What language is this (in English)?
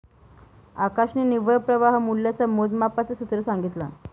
Marathi